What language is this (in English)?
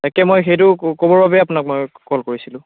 Assamese